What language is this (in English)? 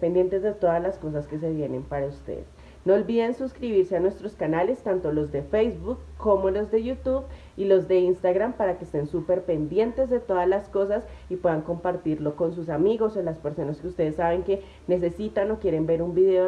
Spanish